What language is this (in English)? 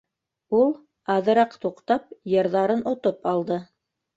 Bashkir